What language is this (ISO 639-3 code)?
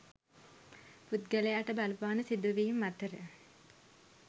sin